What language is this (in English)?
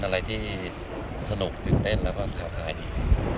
Thai